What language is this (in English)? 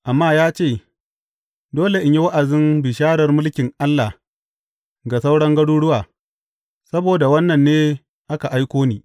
Hausa